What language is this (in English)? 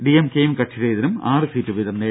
Malayalam